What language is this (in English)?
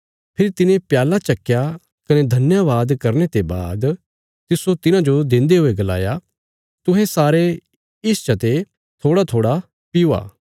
Bilaspuri